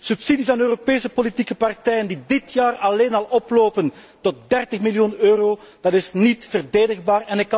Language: Dutch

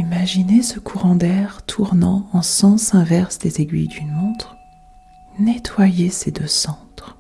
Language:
French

